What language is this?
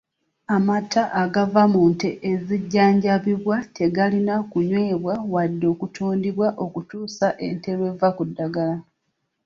Ganda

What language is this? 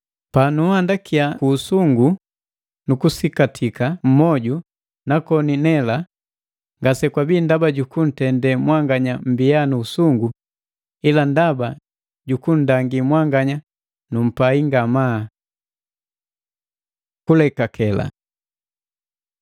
Matengo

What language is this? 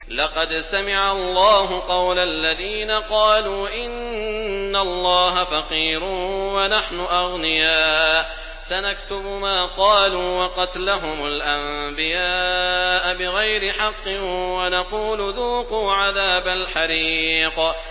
Arabic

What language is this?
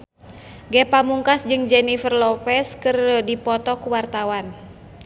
Sundanese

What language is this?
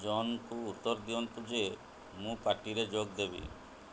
Odia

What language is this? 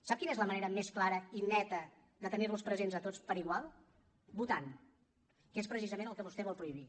Catalan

